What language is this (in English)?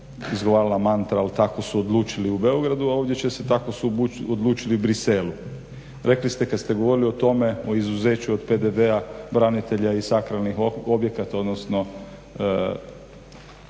Croatian